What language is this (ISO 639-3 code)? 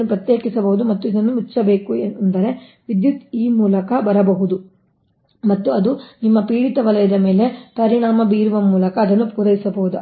kan